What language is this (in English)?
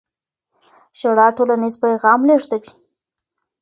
Pashto